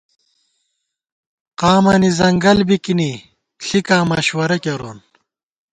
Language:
Gawar-Bati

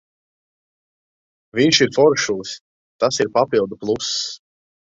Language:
Latvian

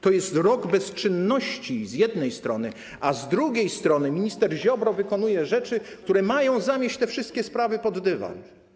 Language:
Polish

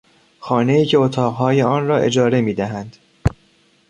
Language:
Persian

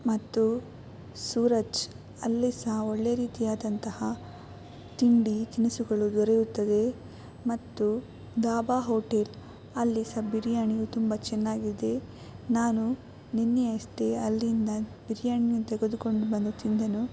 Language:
Kannada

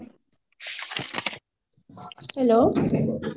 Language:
Odia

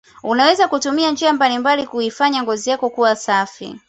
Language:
Swahili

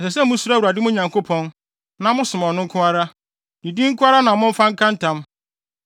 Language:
Akan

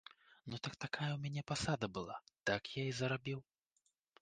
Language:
Belarusian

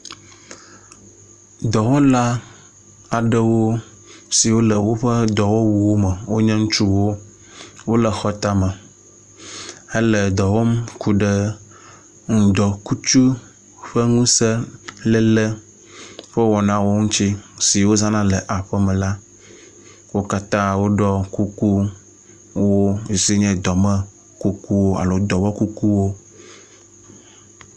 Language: Ewe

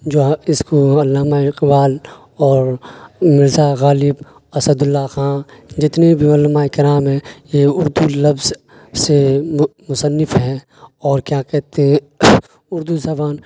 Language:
Urdu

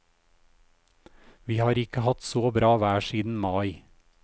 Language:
Norwegian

